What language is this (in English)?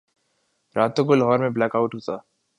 Urdu